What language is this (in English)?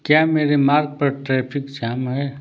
Hindi